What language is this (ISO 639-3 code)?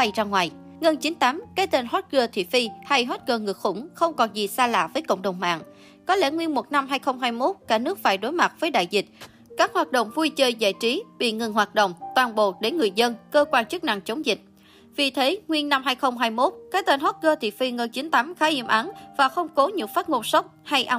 vie